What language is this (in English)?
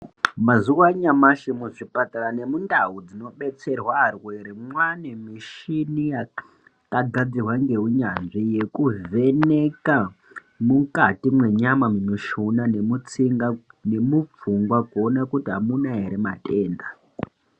Ndau